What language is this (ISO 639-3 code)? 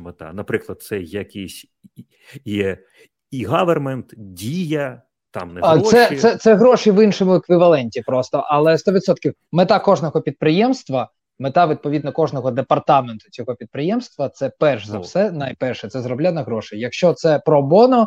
ukr